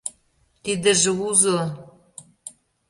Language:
Mari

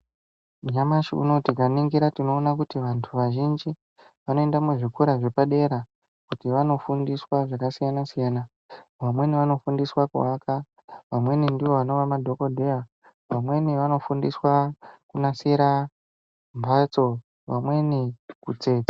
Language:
Ndau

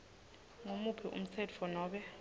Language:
Swati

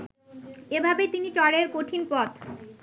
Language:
Bangla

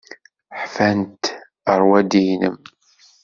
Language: Kabyle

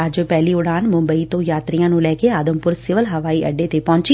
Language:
Punjabi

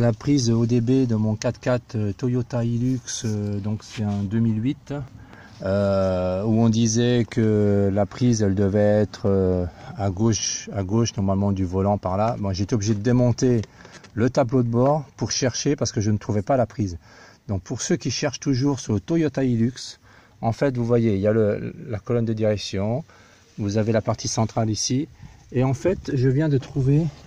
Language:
French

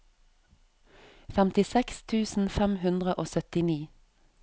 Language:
Norwegian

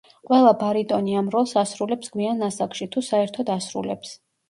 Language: Georgian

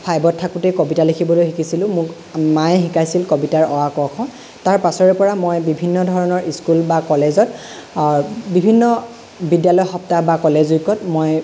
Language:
Assamese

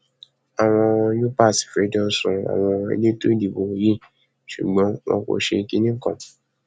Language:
Yoruba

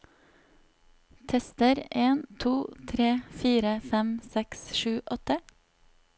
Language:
Norwegian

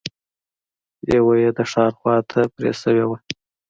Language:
Pashto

